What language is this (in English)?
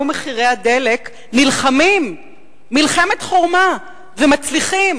Hebrew